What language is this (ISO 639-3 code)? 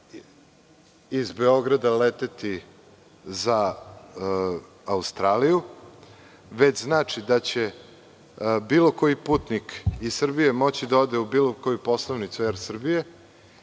srp